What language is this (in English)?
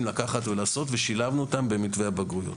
Hebrew